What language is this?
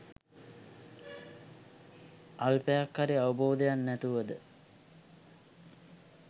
Sinhala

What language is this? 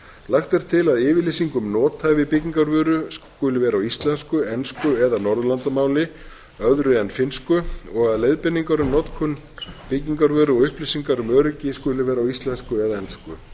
Icelandic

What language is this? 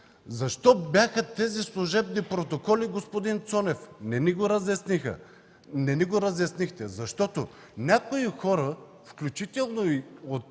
Bulgarian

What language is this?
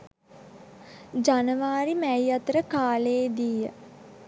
Sinhala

